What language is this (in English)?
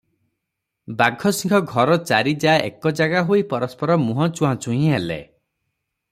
Odia